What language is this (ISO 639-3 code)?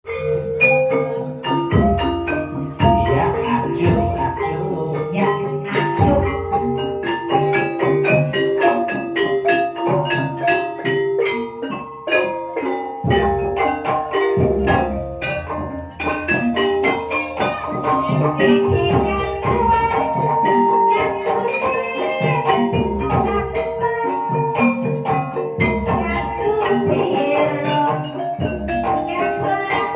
ind